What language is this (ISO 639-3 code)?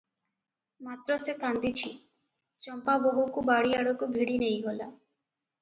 ori